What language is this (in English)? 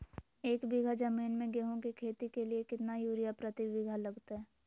Magahi